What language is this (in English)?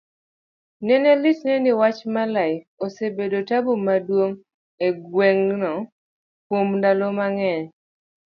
Luo (Kenya and Tanzania)